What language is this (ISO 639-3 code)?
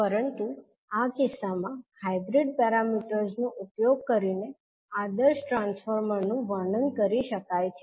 guj